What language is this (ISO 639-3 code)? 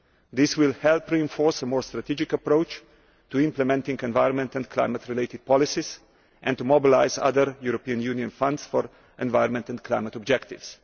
eng